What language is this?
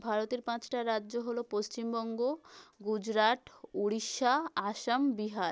Bangla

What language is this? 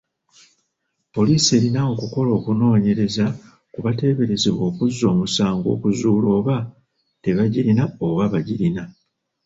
Ganda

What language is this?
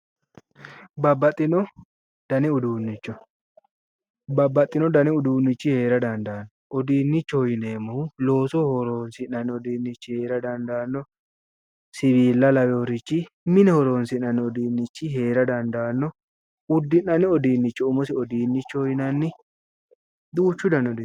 Sidamo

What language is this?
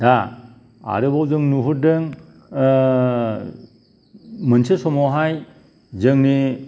Bodo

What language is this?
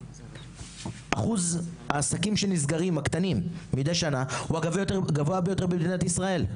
Hebrew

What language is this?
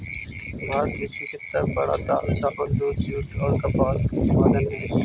Magahi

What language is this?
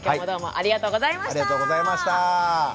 Japanese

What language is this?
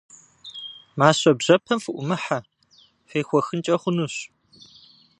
Kabardian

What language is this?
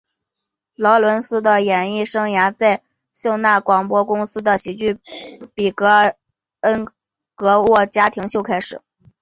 Chinese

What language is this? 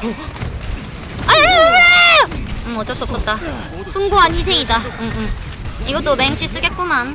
Korean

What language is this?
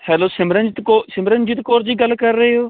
Punjabi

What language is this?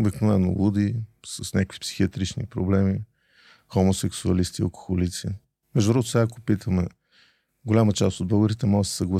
Bulgarian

